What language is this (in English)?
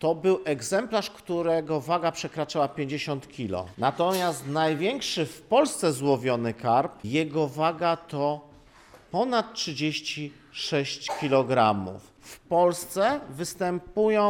Polish